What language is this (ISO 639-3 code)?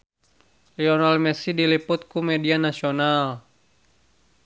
sun